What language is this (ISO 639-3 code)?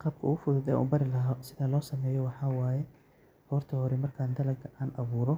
som